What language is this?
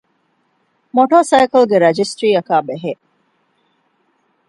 Divehi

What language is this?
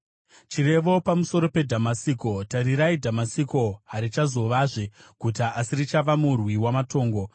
Shona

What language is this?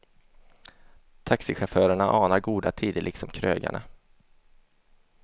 Swedish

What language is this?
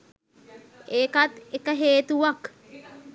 Sinhala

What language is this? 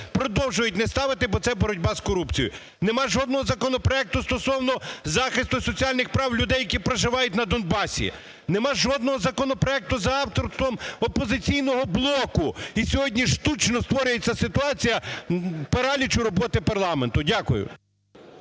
Ukrainian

